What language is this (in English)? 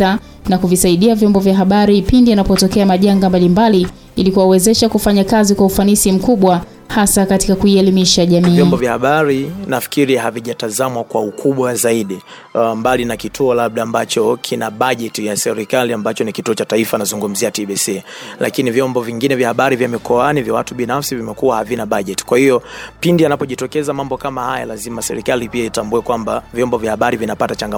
Swahili